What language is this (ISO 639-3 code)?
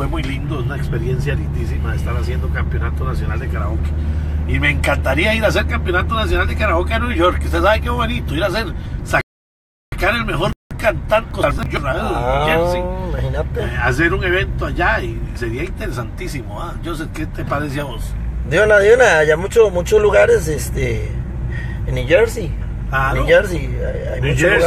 spa